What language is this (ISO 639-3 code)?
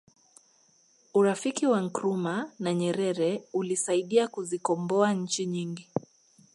swa